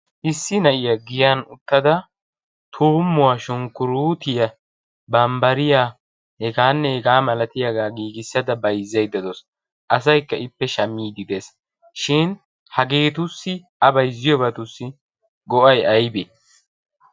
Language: Wolaytta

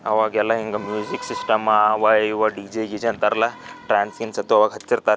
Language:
Kannada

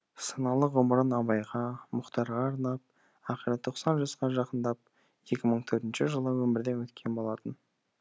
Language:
Kazakh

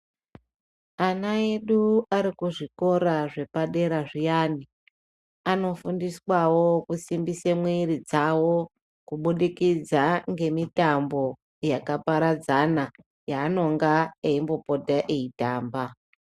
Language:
Ndau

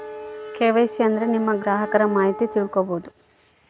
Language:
Kannada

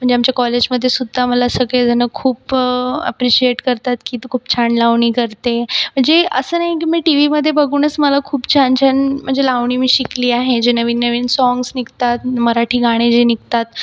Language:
Marathi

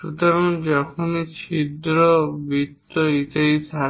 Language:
Bangla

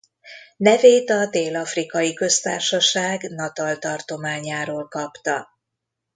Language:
Hungarian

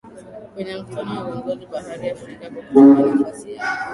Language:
Swahili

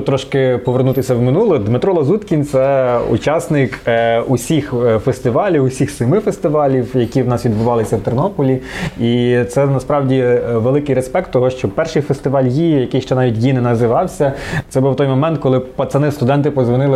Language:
Ukrainian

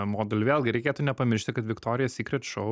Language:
Lithuanian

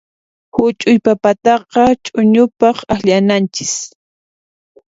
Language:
Puno Quechua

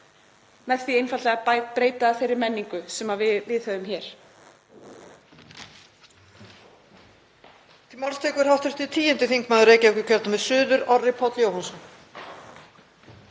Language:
Icelandic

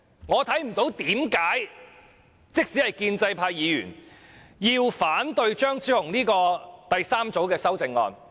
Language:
Cantonese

